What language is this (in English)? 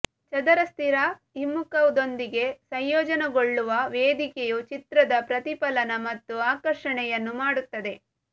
Kannada